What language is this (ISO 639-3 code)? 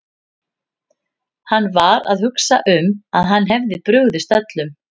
isl